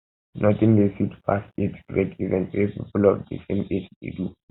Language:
Nigerian Pidgin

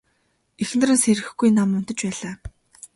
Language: Mongolian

